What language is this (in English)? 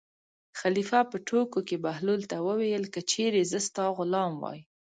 Pashto